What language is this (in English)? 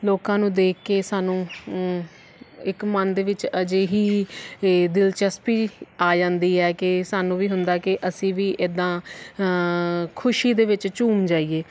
Punjabi